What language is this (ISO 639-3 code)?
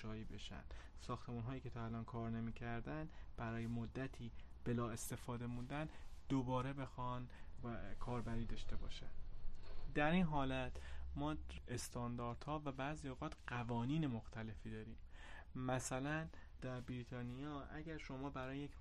fas